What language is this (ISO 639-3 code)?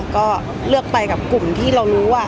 tha